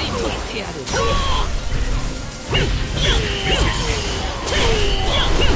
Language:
Japanese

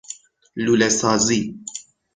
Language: Persian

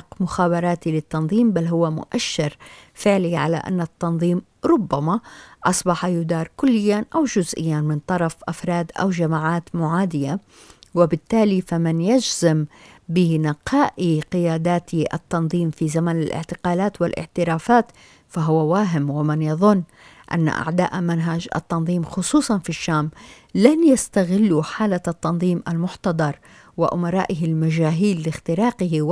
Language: Arabic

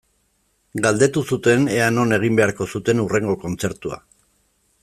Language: Basque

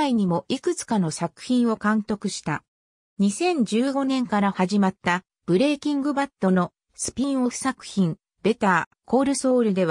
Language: Japanese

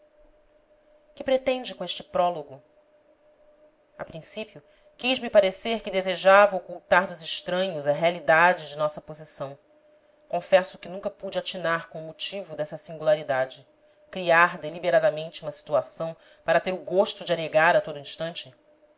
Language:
Portuguese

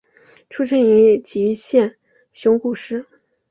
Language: Chinese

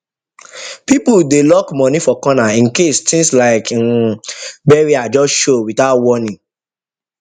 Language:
Nigerian Pidgin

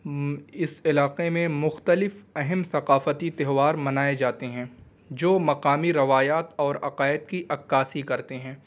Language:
Urdu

